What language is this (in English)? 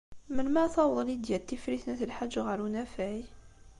Kabyle